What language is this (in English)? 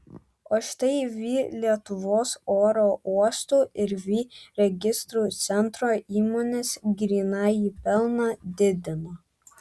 Lithuanian